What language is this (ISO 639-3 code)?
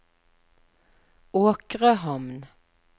nor